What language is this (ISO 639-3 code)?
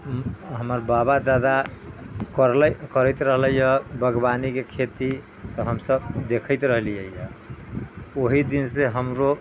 mai